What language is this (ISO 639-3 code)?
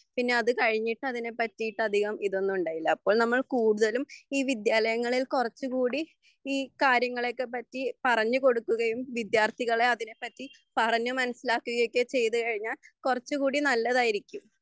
mal